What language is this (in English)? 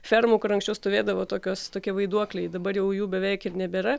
Lithuanian